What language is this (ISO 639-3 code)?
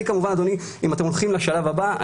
heb